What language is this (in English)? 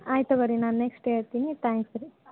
Kannada